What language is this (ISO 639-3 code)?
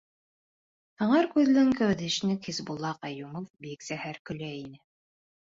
bak